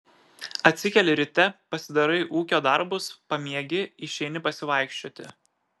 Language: Lithuanian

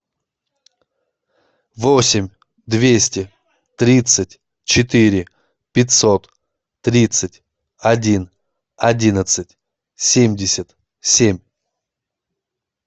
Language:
Russian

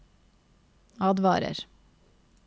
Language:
Norwegian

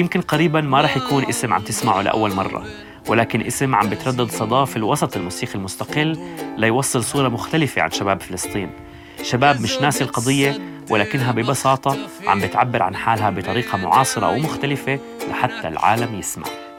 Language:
Arabic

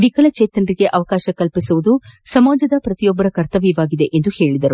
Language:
Kannada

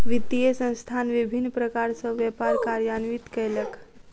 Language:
Maithili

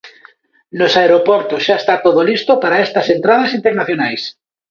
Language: Galician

